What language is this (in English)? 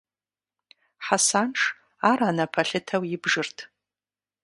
Kabardian